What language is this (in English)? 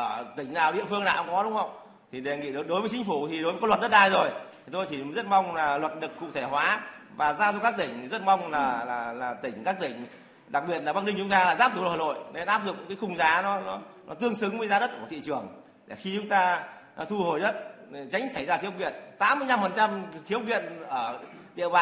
Vietnamese